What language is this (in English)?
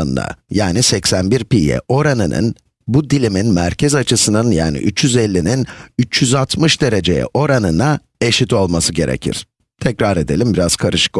Turkish